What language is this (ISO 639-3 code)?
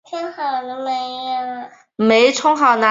zho